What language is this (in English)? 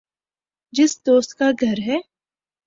Urdu